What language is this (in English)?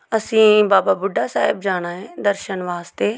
Punjabi